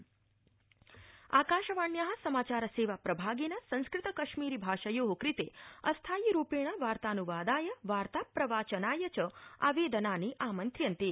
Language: Sanskrit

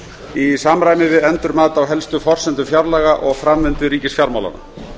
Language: Icelandic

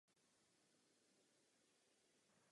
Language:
Czech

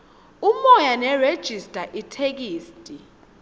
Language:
Swati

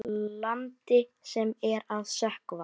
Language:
Icelandic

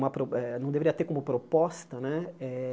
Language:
Portuguese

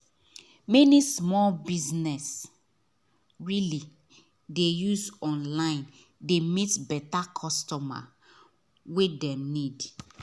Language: Nigerian Pidgin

